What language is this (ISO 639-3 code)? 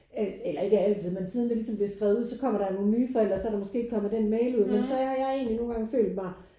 dan